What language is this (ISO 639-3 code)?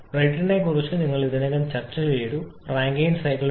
mal